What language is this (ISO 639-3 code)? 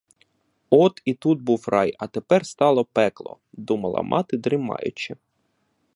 ukr